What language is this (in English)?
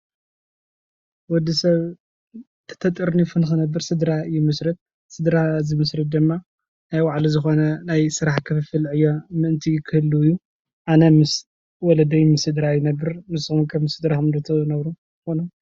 Tigrinya